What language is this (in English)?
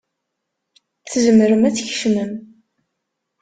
Kabyle